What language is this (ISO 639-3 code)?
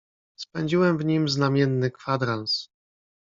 pol